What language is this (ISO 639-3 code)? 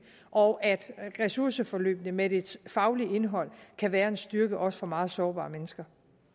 dan